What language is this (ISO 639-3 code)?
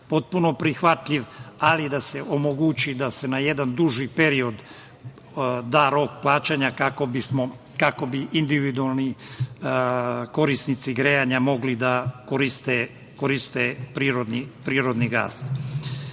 srp